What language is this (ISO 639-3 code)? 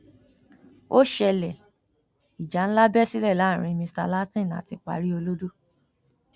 yor